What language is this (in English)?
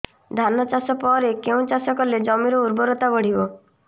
Odia